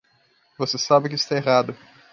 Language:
Portuguese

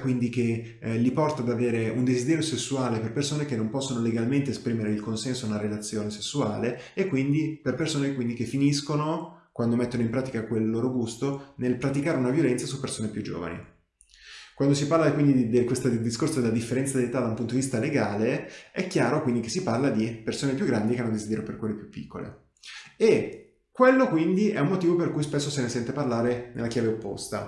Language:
Italian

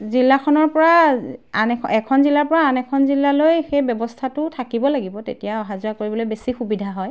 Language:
Assamese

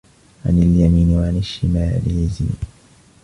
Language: Arabic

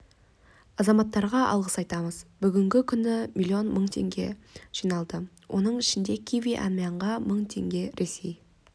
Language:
Kazakh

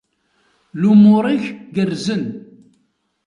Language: Kabyle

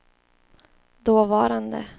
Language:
Swedish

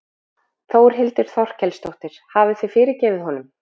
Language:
Icelandic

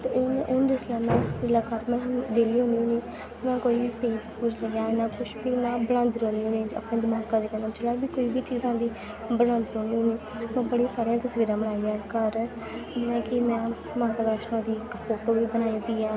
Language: Dogri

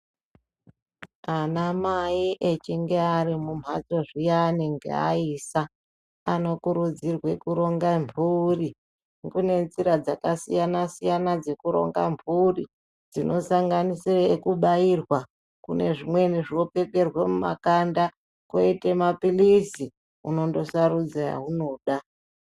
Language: Ndau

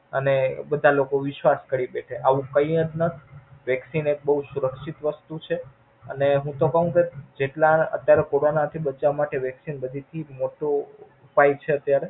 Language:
Gujarati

